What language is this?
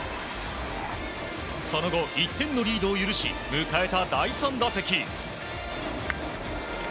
Japanese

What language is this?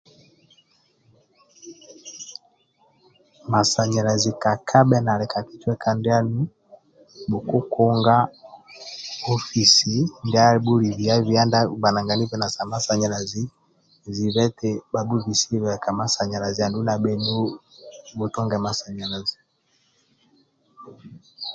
Amba (Uganda)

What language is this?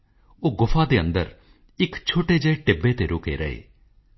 Punjabi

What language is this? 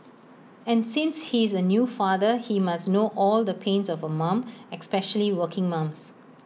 English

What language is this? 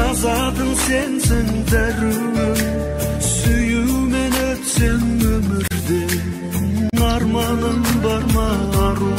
Turkish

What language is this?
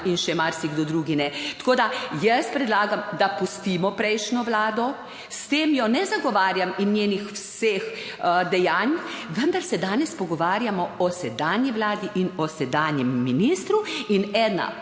Slovenian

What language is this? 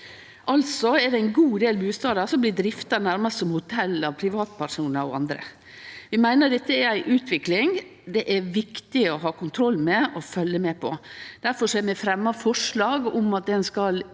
Norwegian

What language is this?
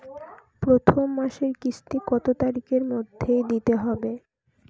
Bangla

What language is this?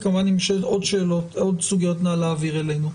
Hebrew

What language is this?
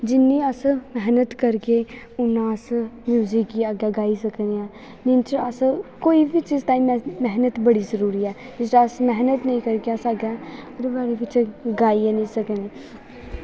Dogri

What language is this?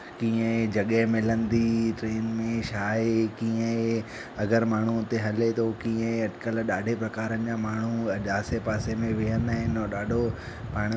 Sindhi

